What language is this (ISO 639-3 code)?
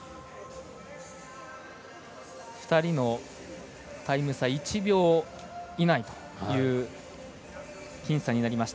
jpn